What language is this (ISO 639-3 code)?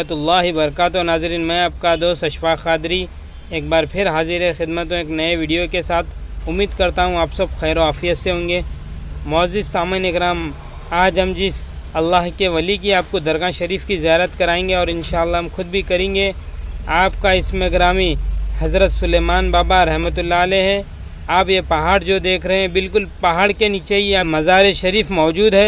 ara